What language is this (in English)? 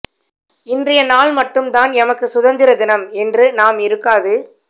Tamil